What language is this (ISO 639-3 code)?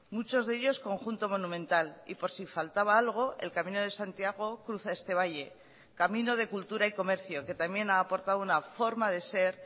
spa